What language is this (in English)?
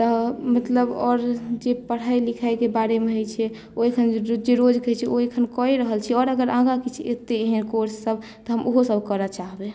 Maithili